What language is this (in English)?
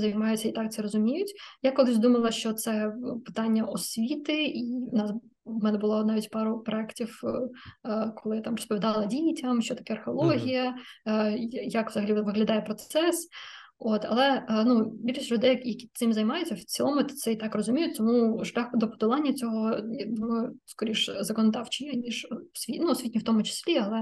Ukrainian